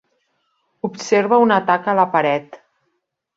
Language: Catalan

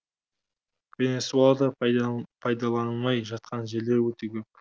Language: Kazakh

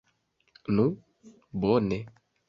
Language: Esperanto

